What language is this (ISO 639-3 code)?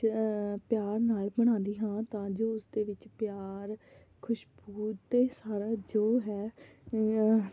pan